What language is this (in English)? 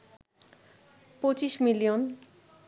Bangla